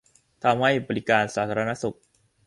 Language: Thai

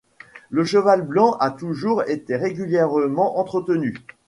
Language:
French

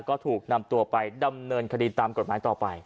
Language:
Thai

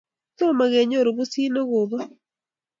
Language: Kalenjin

